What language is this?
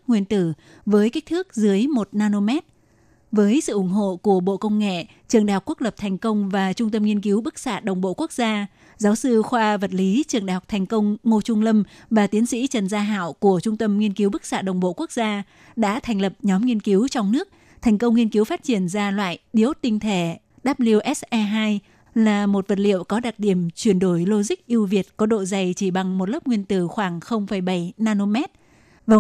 Vietnamese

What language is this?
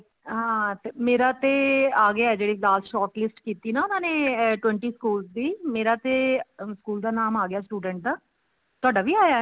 Punjabi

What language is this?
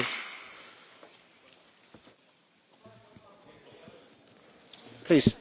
Italian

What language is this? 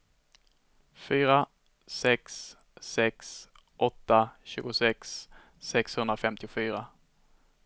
Swedish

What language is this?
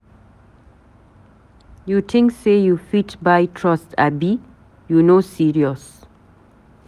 Nigerian Pidgin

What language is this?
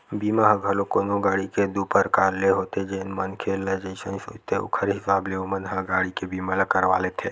Chhattisgarhi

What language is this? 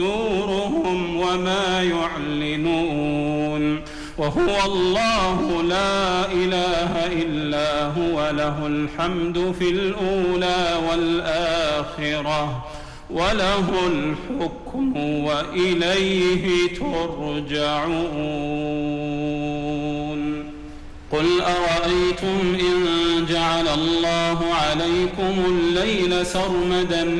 Arabic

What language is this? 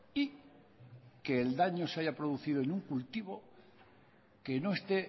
Spanish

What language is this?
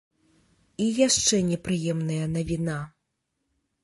Belarusian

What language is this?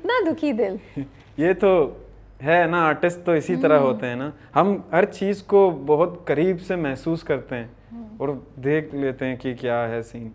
Urdu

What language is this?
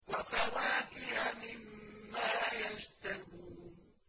Arabic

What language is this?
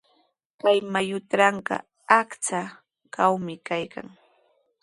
Sihuas Ancash Quechua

